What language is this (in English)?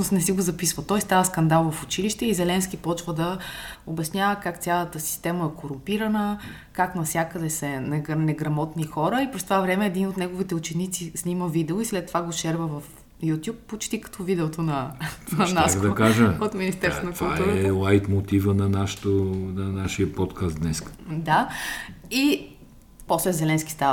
Bulgarian